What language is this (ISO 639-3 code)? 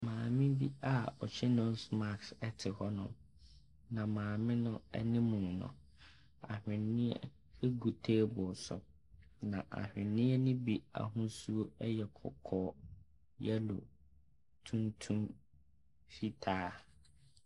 aka